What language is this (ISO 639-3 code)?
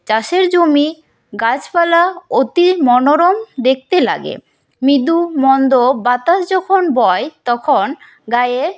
ben